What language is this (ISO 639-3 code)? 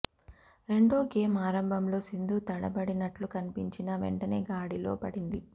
tel